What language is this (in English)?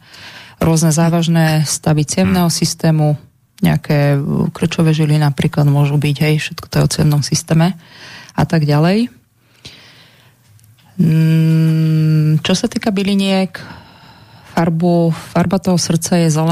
Slovak